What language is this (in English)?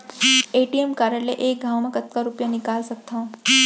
Chhattisgarhi